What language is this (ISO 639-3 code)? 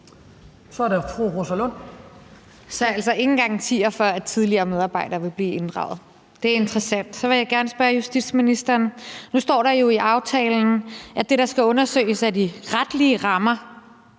dan